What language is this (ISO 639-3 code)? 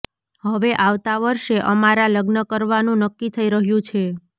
guj